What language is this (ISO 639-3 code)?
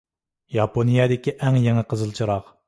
uig